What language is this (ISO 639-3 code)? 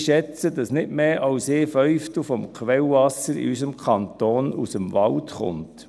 gsw